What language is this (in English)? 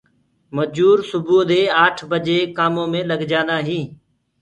Gurgula